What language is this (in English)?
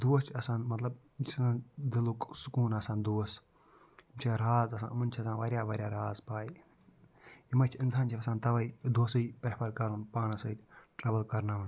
Kashmiri